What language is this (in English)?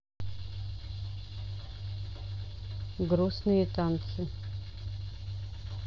Russian